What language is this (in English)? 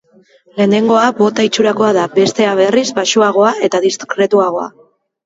Basque